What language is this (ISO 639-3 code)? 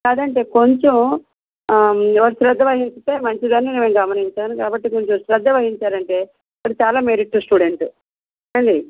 tel